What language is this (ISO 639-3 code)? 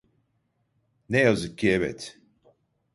tur